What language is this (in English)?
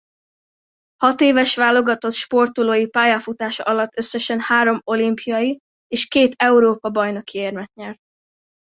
Hungarian